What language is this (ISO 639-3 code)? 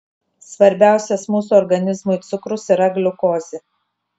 lit